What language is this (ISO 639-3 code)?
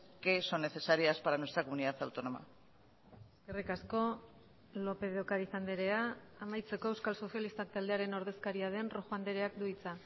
eus